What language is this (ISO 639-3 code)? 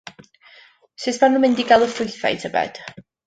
cym